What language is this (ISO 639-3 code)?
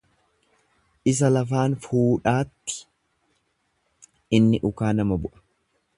orm